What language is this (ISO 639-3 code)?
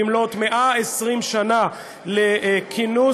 heb